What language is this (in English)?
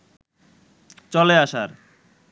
Bangla